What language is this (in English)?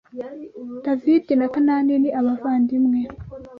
Kinyarwanda